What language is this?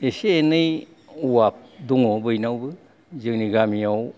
Bodo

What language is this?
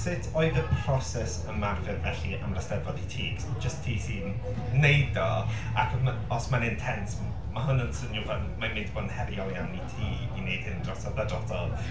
Welsh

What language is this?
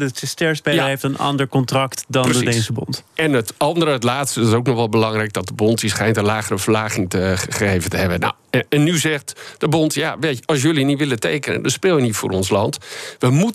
Dutch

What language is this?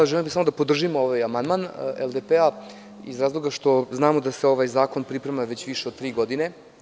Serbian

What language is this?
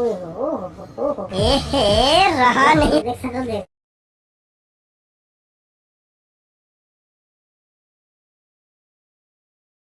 Hindi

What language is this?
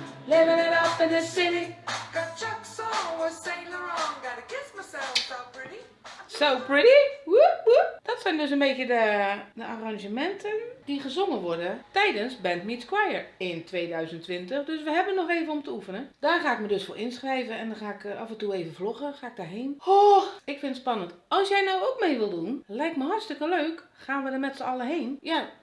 Dutch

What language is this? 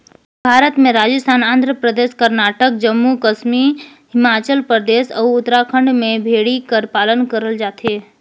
Chhattisgarhi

